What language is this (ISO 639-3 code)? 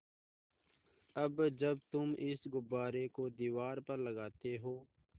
hin